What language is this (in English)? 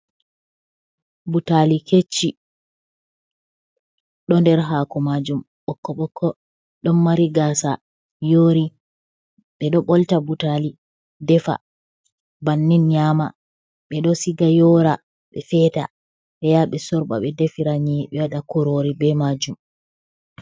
Fula